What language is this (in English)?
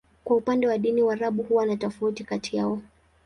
Swahili